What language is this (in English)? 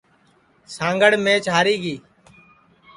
Sansi